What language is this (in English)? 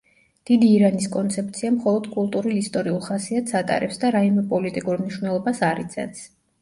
Georgian